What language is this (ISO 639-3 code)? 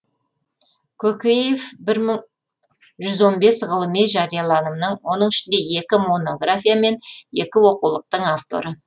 kaz